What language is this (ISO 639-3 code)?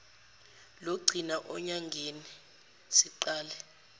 zul